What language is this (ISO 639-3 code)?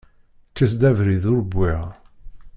kab